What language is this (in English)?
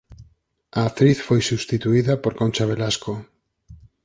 Galician